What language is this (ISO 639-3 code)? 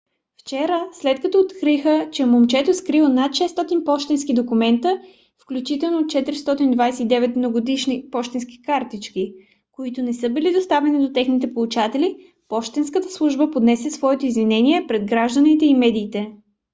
bul